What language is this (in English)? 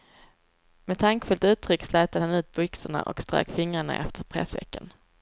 Swedish